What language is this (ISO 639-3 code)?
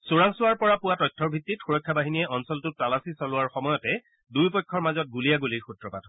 asm